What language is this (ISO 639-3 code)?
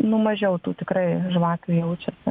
lit